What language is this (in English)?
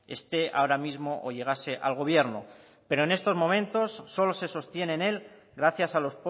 Spanish